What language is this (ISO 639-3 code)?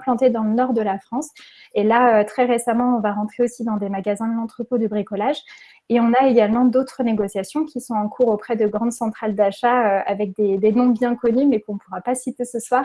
fra